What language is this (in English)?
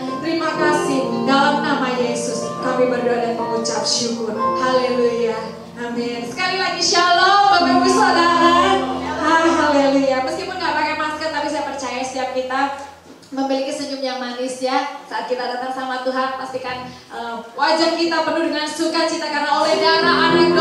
Indonesian